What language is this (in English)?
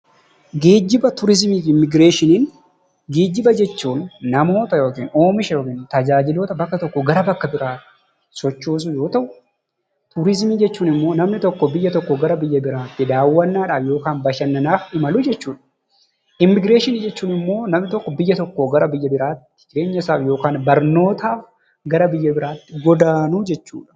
Oromo